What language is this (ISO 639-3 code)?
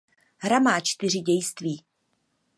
ces